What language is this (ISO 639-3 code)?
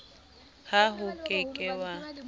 sot